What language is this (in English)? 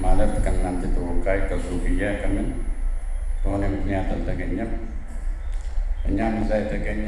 Arabic